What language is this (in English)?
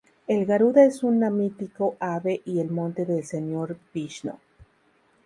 Spanish